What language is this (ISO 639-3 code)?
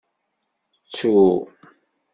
kab